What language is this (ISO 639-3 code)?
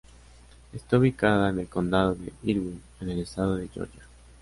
spa